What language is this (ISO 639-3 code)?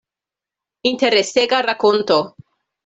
epo